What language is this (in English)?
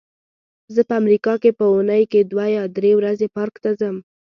Pashto